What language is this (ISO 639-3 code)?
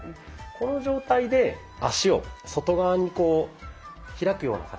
jpn